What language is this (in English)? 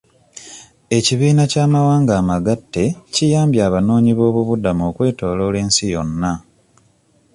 Ganda